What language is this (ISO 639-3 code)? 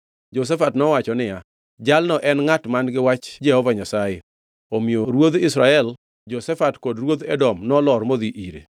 luo